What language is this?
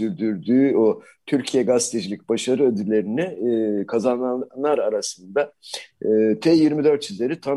Turkish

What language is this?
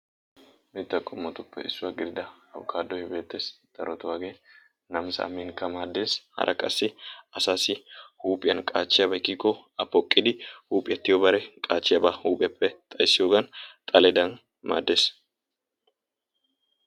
Wolaytta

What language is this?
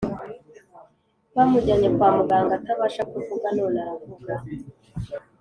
Kinyarwanda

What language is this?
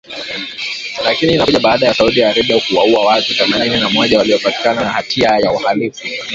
Swahili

